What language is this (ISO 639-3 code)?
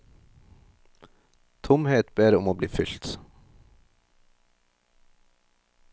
nor